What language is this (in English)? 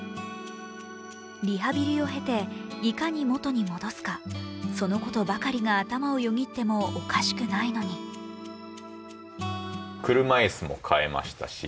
Japanese